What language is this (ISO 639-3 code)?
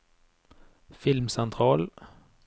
nor